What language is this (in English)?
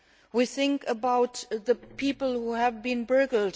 English